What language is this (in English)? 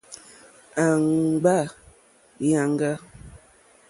Mokpwe